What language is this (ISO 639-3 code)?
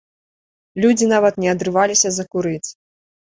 bel